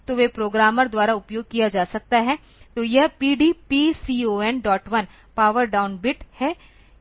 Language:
Hindi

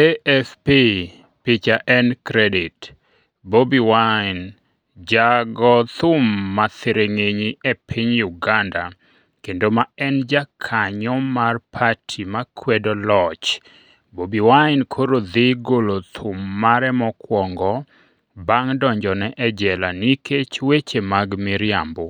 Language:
Luo (Kenya and Tanzania)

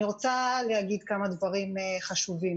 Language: Hebrew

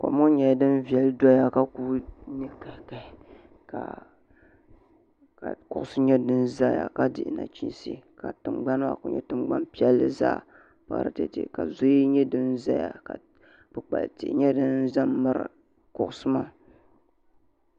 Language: Dagbani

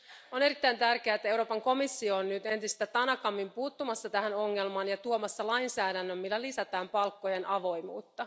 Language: Finnish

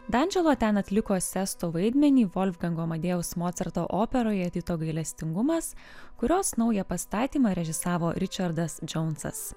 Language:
Lithuanian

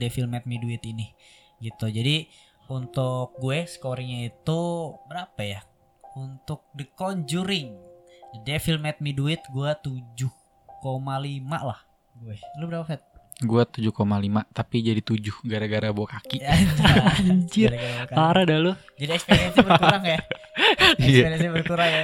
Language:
Indonesian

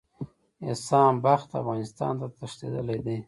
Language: Pashto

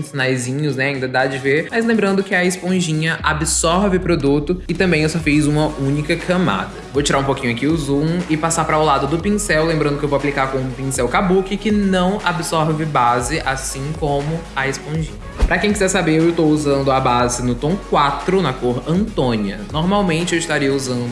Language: Portuguese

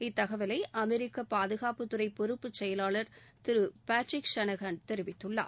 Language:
Tamil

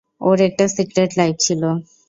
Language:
Bangla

